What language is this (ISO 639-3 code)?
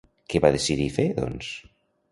cat